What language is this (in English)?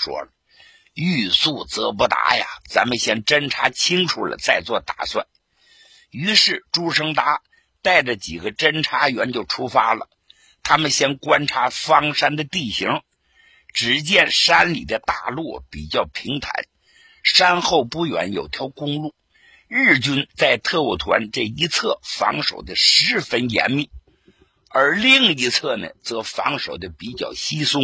Chinese